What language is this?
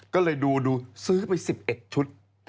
Thai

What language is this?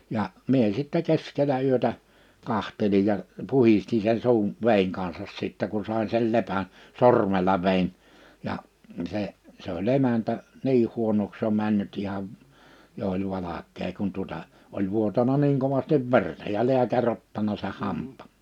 Finnish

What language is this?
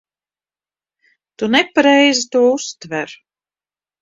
Latvian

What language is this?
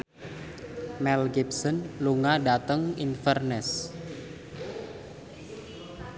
Javanese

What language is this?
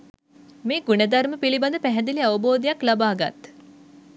Sinhala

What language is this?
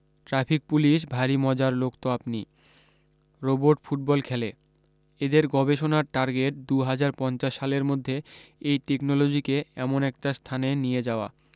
Bangla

